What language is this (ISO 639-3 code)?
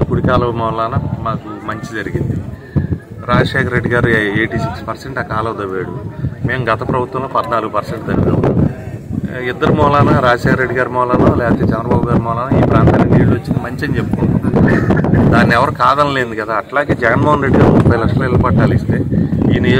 ind